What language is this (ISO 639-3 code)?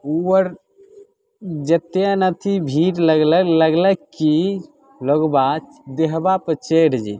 mai